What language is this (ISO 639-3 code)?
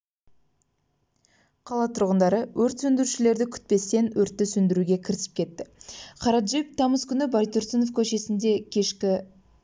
kaz